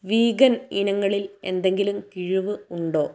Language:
Malayalam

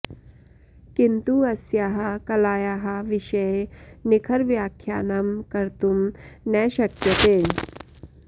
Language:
Sanskrit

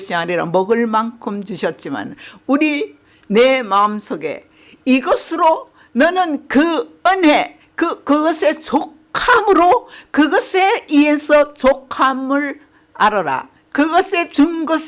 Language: Korean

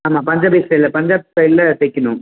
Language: Tamil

